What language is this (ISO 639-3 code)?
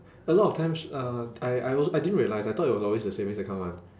eng